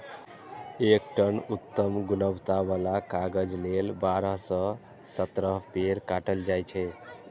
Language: Maithili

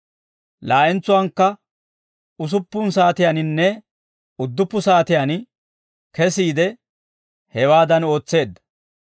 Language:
Dawro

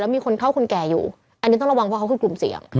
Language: Thai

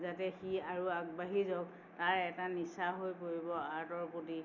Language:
Assamese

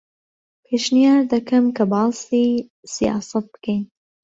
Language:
Central Kurdish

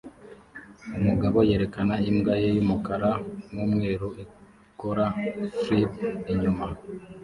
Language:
Kinyarwanda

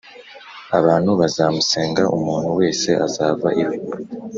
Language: Kinyarwanda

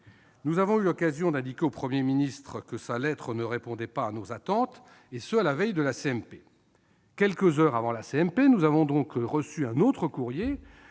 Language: French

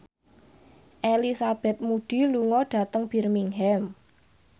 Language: Javanese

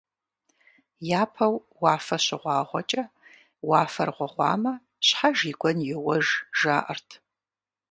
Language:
Kabardian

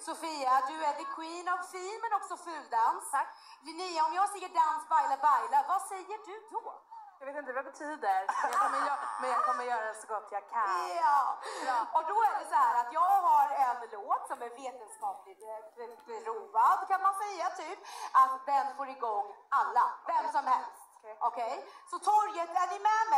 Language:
Swedish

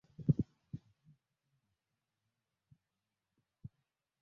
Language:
Swahili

